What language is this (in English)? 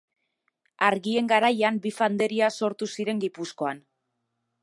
Basque